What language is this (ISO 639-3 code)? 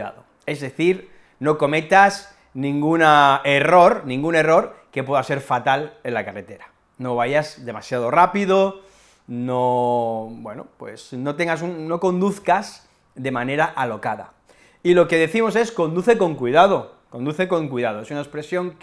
spa